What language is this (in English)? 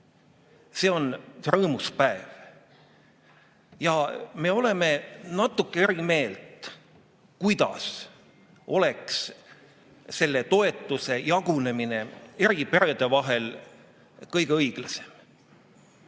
Estonian